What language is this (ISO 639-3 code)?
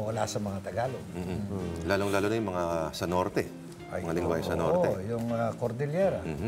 fil